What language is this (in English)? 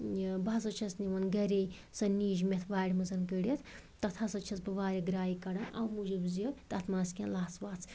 Kashmiri